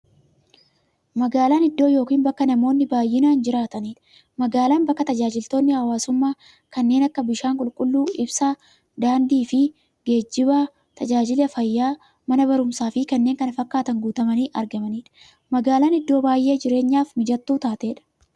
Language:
Oromo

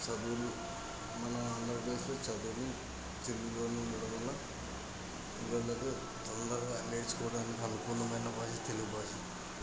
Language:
Telugu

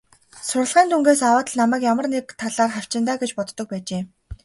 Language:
Mongolian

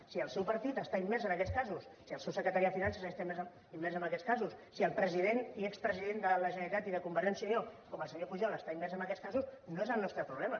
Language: Catalan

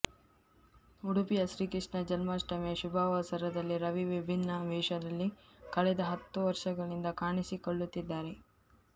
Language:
Kannada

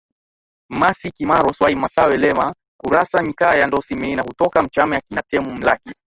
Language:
Swahili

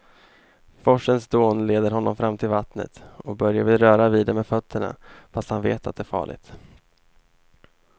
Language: Swedish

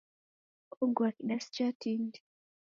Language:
Taita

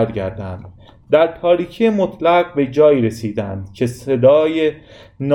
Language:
Persian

